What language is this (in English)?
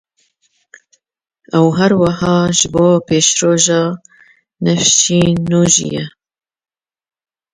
Kurdish